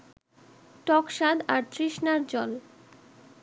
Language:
Bangla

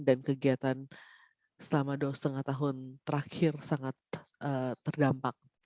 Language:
Indonesian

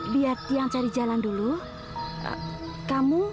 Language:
Indonesian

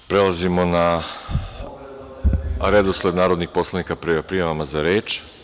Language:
Serbian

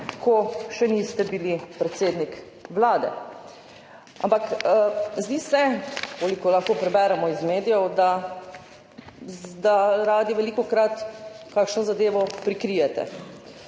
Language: Slovenian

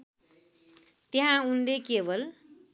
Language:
Nepali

